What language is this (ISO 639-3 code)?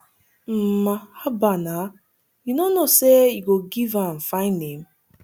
pcm